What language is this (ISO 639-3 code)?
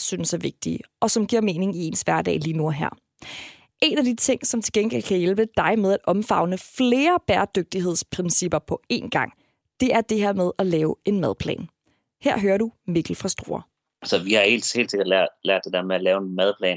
dan